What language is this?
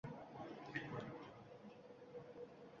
Uzbek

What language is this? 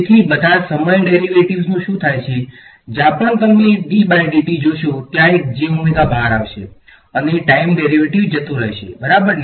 Gujarati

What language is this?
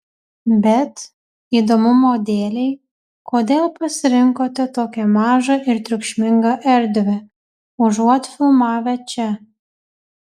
Lithuanian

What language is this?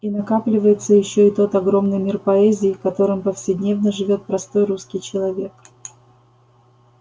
Russian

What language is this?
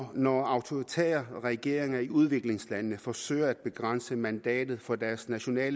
Danish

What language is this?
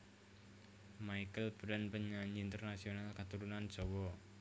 Javanese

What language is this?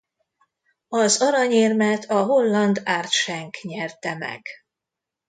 Hungarian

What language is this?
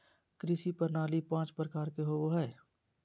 Magahi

